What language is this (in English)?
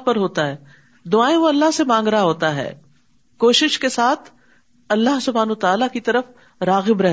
Urdu